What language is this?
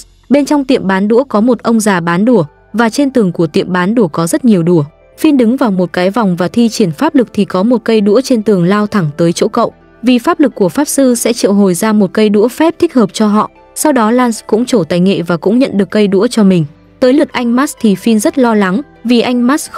Vietnamese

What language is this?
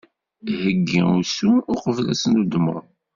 Kabyle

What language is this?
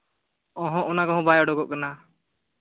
Santali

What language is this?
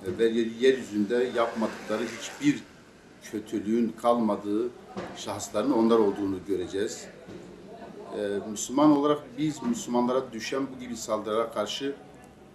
Turkish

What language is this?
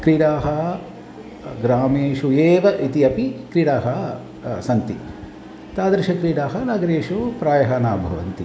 Sanskrit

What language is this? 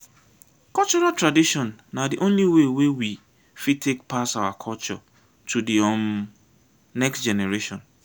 Nigerian Pidgin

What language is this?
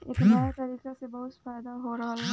Bhojpuri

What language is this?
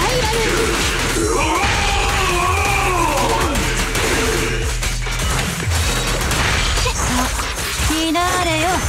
Japanese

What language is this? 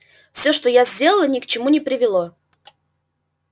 Russian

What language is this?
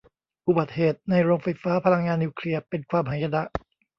Thai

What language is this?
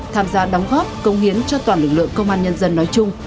Vietnamese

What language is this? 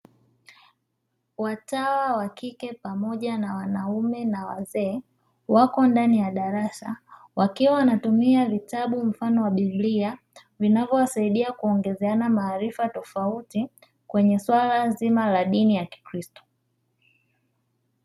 Swahili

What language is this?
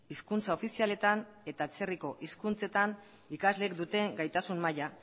Basque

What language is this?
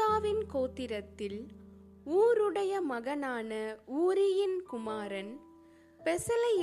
Tamil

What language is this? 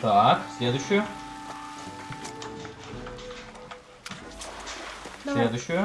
Russian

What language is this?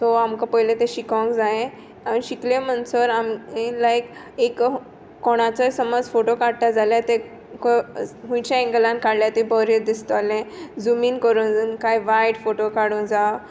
Konkani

